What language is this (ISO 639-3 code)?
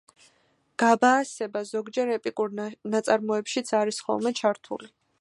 kat